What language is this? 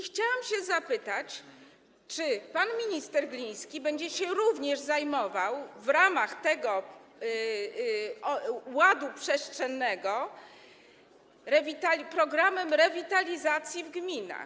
Polish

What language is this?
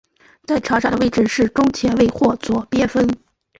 Chinese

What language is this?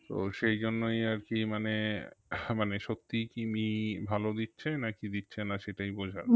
Bangla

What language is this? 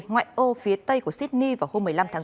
Vietnamese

